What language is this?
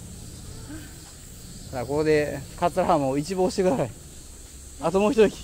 Japanese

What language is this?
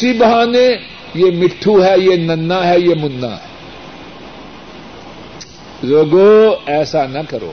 Urdu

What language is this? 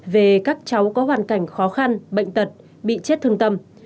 Vietnamese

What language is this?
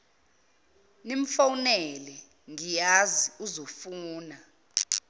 Zulu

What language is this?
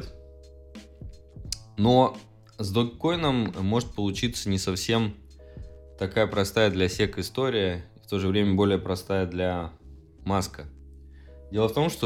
Russian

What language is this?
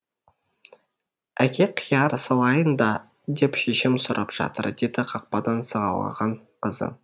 Kazakh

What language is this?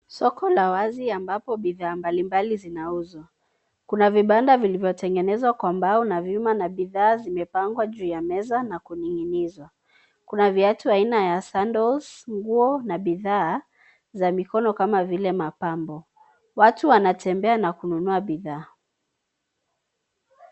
Swahili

